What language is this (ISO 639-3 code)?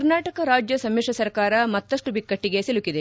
kan